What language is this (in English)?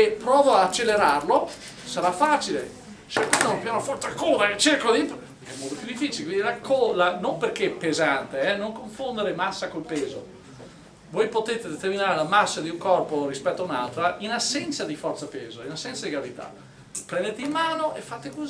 Italian